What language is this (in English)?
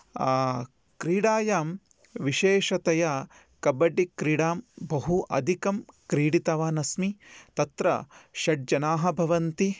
Sanskrit